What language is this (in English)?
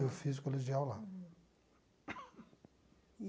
Portuguese